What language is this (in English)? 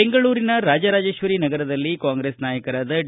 Kannada